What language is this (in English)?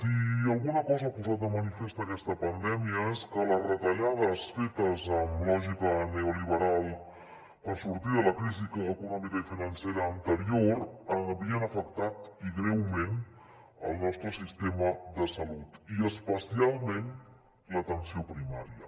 Catalan